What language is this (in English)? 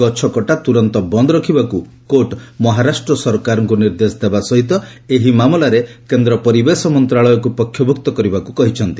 Odia